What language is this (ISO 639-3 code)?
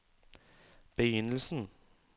nor